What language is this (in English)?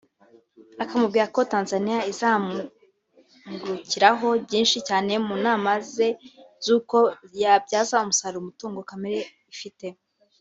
Kinyarwanda